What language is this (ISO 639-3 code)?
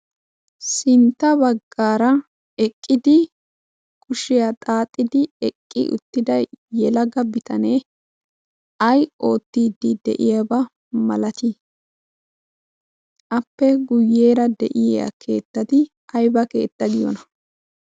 wal